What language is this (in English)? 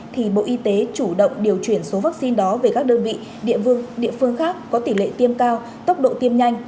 Vietnamese